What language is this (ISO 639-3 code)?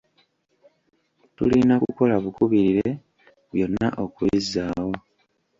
lug